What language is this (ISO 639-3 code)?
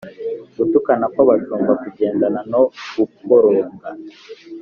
kin